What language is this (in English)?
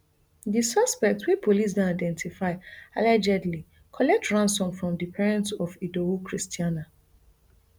Nigerian Pidgin